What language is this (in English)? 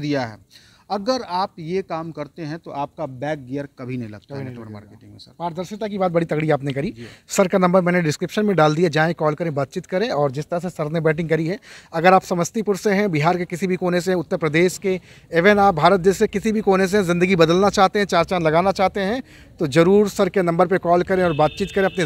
Hindi